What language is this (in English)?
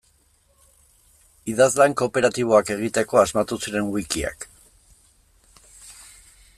Basque